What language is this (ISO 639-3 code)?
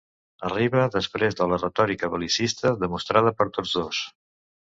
cat